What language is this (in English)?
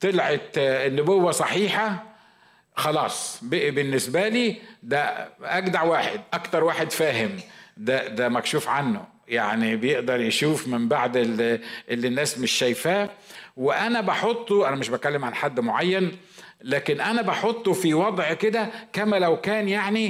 Arabic